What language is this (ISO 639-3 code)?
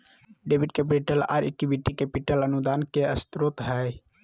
mag